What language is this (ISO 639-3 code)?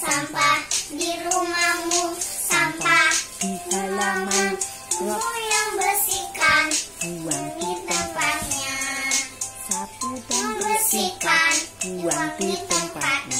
ind